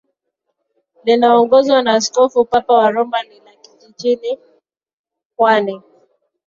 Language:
Swahili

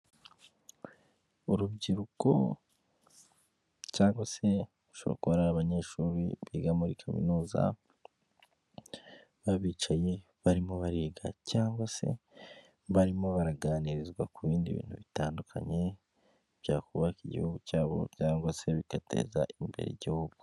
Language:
Kinyarwanda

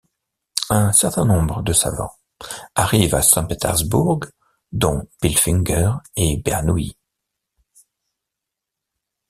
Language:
French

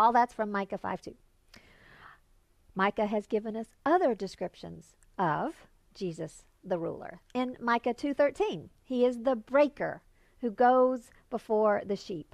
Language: English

